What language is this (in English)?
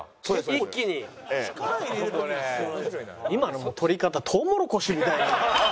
Japanese